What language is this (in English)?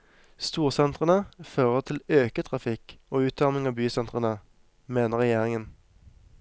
Norwegian